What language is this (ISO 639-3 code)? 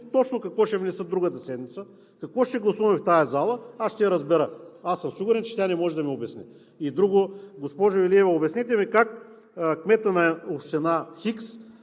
bul